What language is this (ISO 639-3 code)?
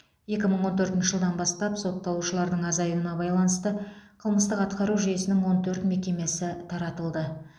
kaz